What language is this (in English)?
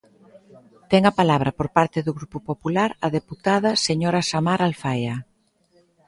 Galician